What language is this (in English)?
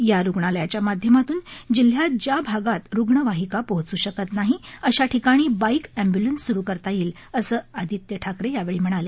Marathi